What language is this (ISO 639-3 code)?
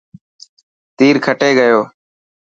mki